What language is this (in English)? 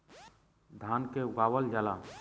Bhojpuri